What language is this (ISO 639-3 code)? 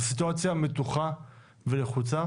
heb